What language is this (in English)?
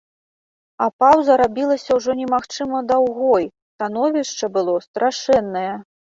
Belarusian